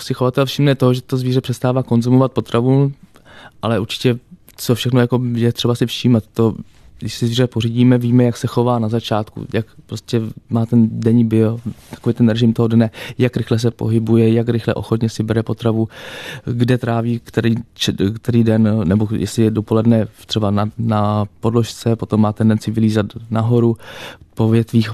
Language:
Czech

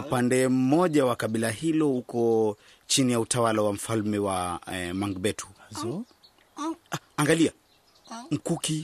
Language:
Swahili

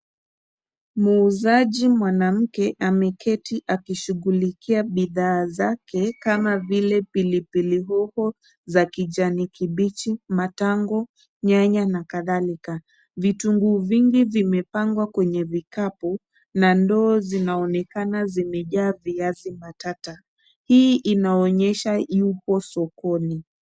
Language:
Swahili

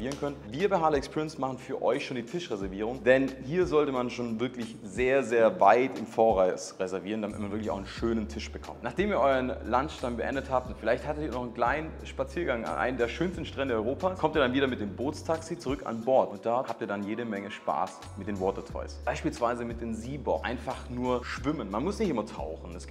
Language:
German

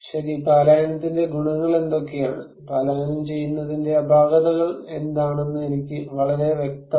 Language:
Malayalam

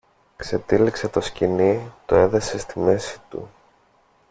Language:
Greek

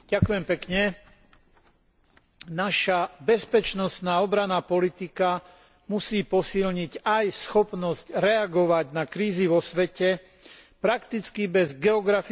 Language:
Slovak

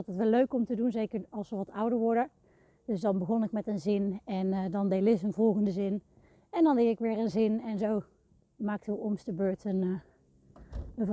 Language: Dutch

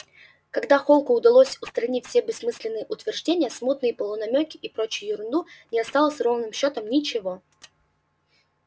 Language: Russian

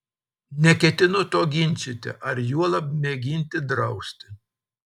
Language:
Lithuanian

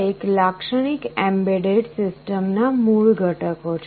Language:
Gujarati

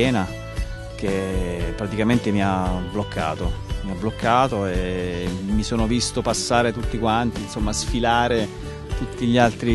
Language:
Italian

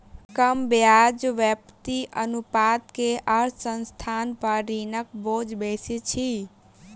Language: Maithili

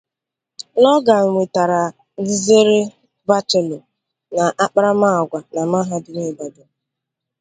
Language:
Igbo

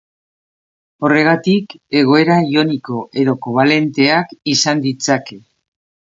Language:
Basque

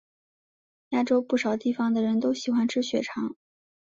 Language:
Chinese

